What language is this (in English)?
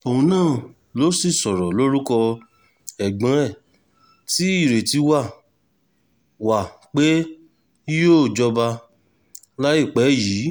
Yoruba